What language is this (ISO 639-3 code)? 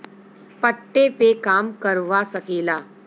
bho